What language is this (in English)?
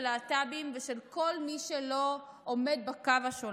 Hebrew